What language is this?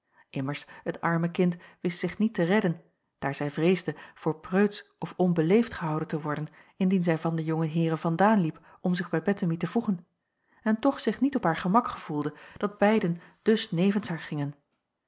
Dutch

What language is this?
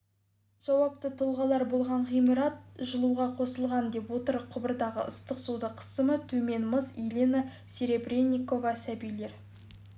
Kazakh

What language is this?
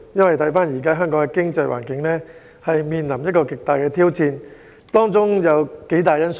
Cantonese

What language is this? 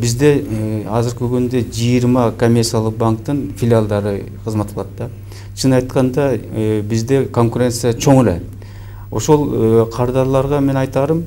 Turkish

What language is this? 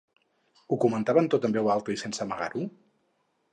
Catalan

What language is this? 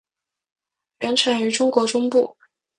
Chinese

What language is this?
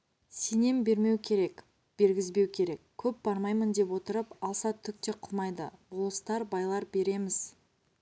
Kazakh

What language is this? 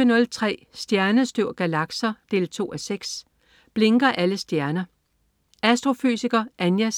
Danish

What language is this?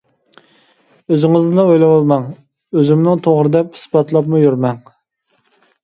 Uyghur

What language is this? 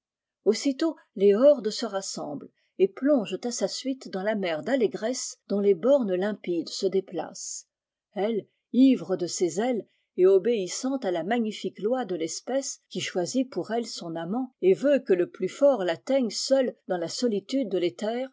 French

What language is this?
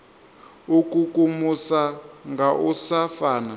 Venda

